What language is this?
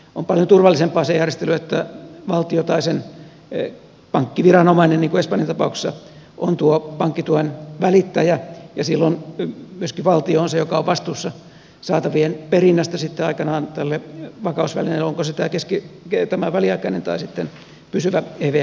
Finnish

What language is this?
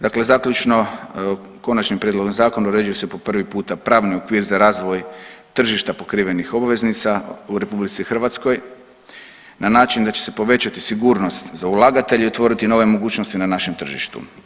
Croatian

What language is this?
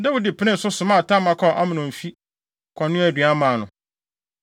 Akan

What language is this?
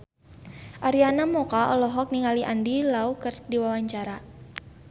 Sundanese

